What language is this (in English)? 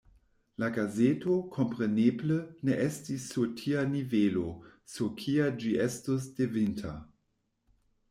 Esperanto